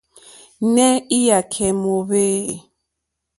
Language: Mokpwe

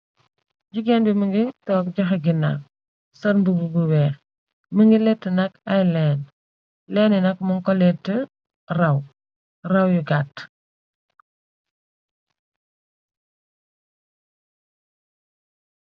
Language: Wolof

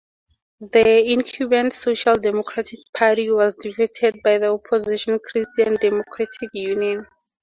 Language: English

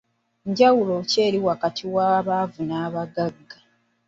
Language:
Ganda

